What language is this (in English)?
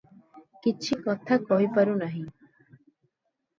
Odia